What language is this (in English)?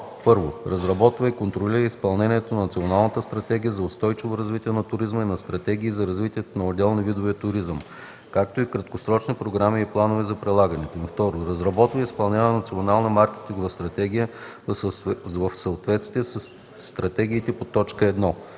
Bulgarian